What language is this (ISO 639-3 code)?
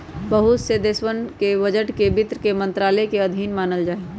mag